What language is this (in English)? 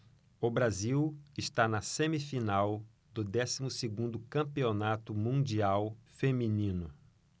Portuguese